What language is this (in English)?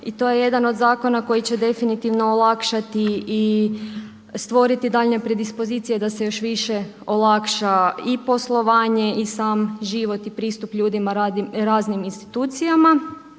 Croatian